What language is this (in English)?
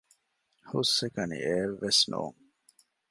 Divehi